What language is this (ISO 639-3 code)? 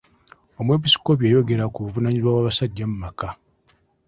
lug